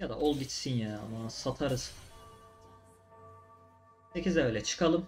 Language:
Turkish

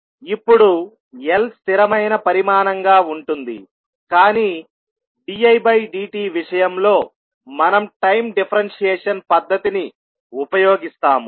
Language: Telugu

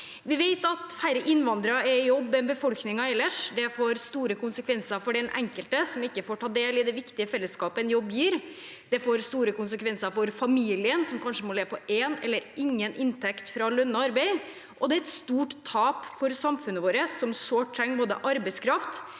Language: Norwegian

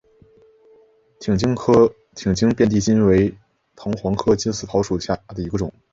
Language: Chinese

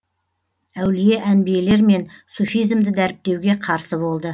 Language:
Kazakh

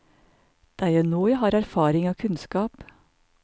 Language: Norwegian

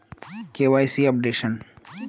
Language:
Magahi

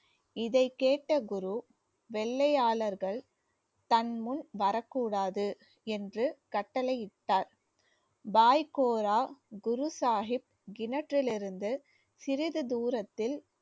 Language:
Tamil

